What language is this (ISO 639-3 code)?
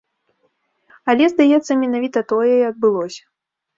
bel